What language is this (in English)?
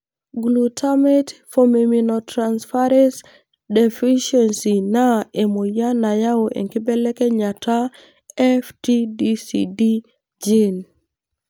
Masai